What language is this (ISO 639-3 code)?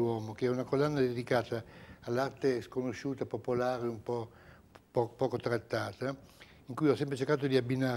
ita